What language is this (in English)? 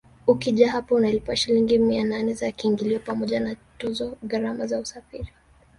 Swahili